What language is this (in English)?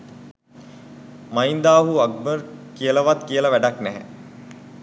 Sinhala